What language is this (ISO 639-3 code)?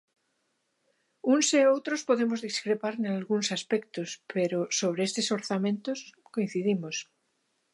glg